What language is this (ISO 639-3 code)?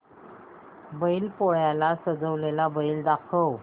mar